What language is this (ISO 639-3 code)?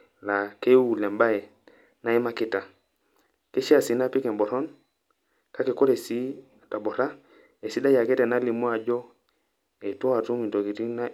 mas